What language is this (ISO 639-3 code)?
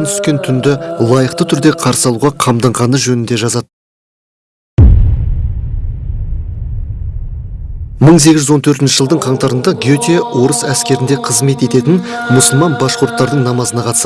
tur